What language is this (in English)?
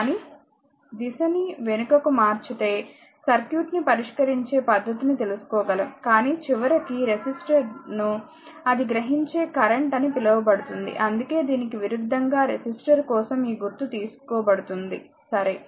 Telugu